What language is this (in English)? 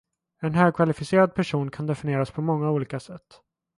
Swedish